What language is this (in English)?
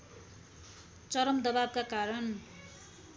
Nepali